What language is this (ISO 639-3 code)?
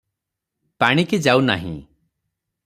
ori